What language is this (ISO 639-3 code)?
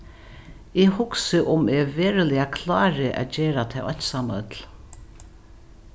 fao